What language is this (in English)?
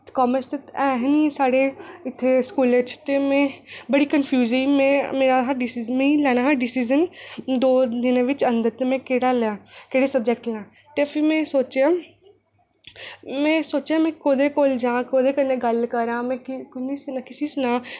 Dogri